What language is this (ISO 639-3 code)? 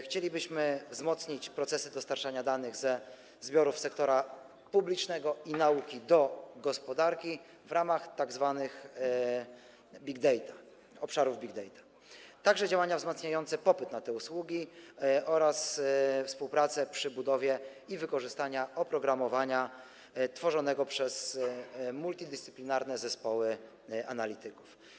pol